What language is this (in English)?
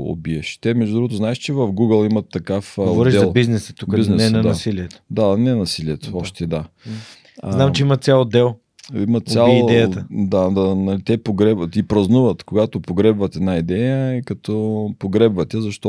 Bulgarian